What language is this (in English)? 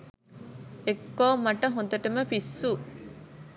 Sinhala